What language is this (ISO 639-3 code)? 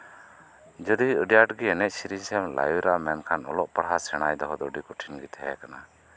sat